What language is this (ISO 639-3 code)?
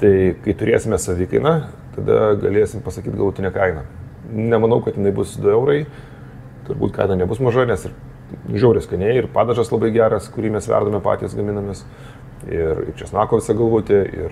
lit